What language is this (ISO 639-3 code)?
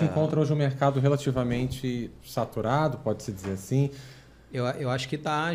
por